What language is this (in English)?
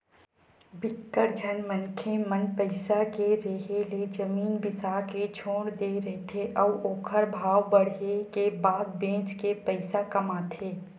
Chhattisgarhi